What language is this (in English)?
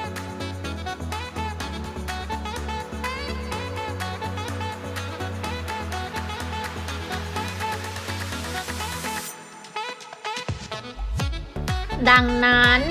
Thai